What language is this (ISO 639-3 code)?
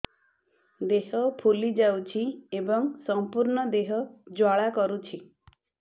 ori